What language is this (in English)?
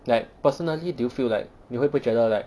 English